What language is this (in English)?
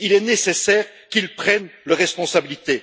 French